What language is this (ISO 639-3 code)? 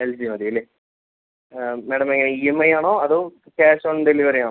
mal